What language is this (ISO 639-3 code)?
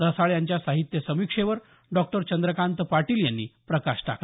mar